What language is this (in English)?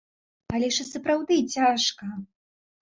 Belarusian